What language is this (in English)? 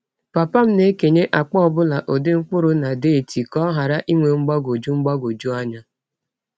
Igbo